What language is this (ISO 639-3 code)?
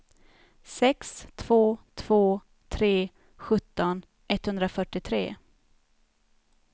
swe